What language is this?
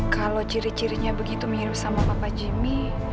Indonesian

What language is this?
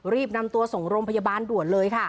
Thai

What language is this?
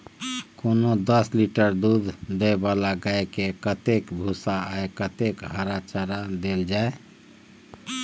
Maithili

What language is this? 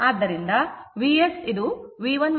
Kannada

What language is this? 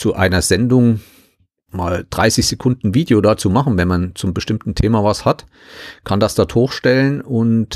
German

